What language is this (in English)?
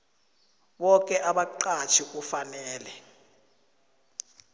South Ndebele